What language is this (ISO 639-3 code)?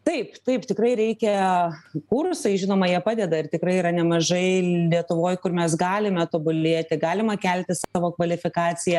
lit